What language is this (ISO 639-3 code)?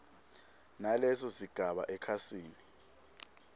ssw